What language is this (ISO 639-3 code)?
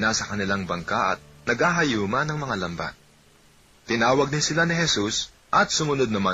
fil